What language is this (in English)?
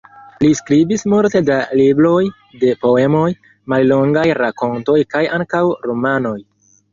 Esperanto